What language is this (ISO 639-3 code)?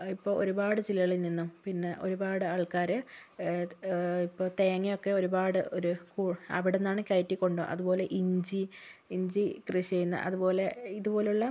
mal